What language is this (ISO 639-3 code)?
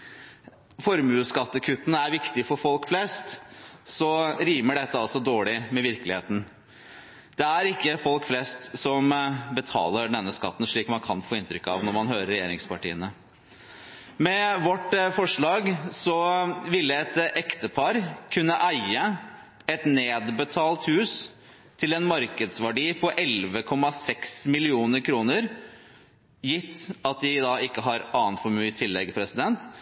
nob